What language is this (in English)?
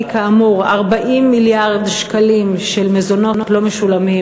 Hebrew